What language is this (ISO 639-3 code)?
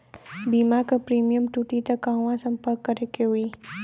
bho